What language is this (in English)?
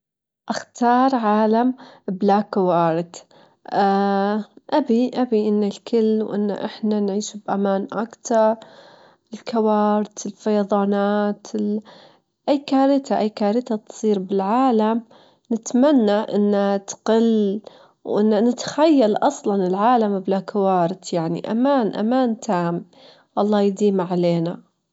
Gulf Arabic